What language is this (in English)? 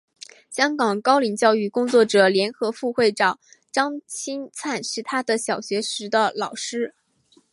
Chinese